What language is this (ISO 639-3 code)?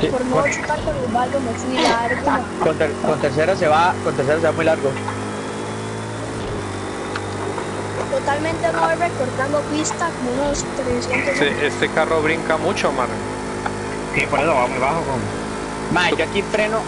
spa